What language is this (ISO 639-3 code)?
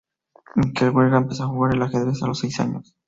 spa